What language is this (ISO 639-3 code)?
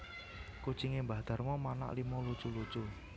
jav